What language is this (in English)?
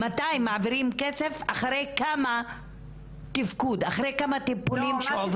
Hebrew